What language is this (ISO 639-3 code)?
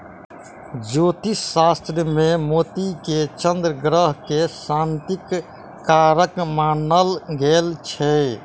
mai